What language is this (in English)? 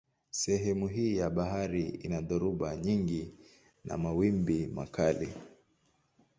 Swahili